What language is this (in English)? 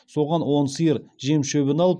Kazakh